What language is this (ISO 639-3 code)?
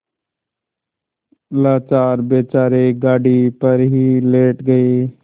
hin